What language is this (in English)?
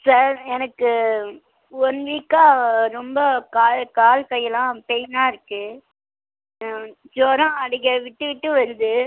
Tamil